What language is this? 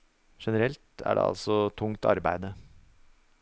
Norwegian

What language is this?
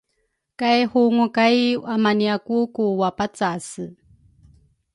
Rukai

